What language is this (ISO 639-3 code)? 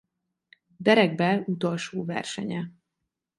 hun